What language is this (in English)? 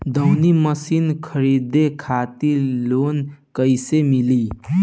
Bhojpuri